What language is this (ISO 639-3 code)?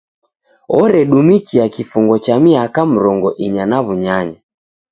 dav